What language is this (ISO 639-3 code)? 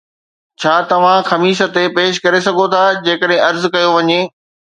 snd